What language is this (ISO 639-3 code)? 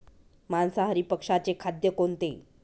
mar